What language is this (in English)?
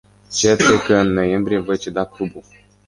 Romanian